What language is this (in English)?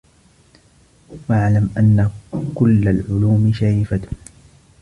Arabic